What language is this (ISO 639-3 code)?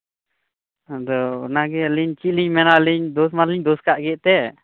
sat